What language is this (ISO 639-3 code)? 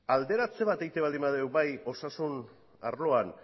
eus